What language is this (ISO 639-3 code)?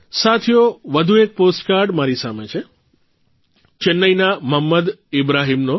guj